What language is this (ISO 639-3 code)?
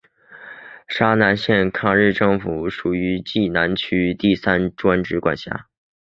zho